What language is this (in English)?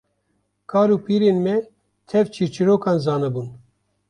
Kurdish